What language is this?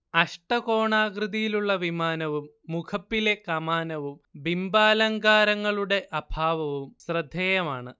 Malayalam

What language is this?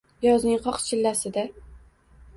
Uzbek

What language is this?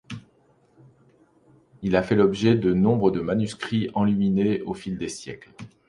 French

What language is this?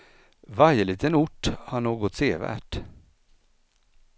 Swedish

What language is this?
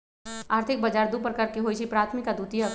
Magahi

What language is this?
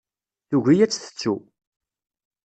Kabyle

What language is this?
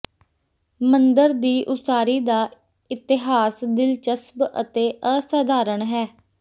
Punjabi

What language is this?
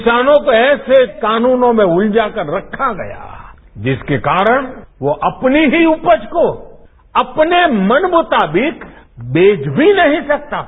Hindi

